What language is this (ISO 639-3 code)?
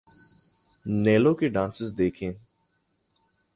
urd